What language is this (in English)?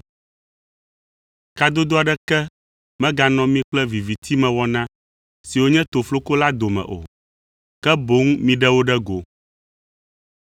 Ewe